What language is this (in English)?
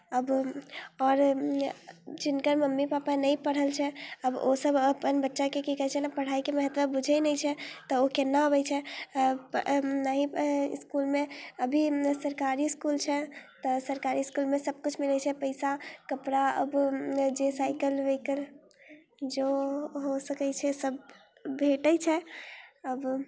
Maithili